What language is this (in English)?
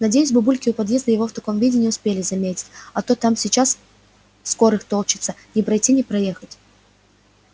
Russian